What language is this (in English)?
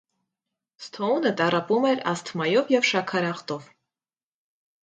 Armenian